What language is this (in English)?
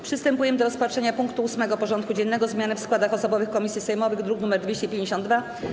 Polish